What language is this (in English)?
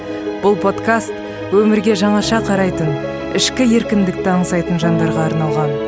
Kazakh